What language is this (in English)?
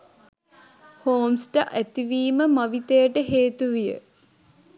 Sinhala